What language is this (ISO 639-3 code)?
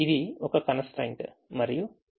tel